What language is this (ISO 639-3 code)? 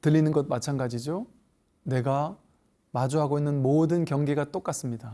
kor